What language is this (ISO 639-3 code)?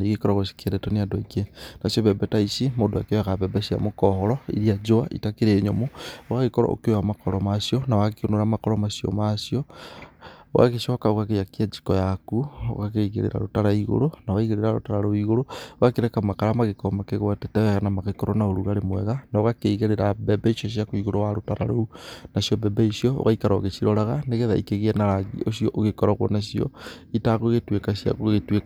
kik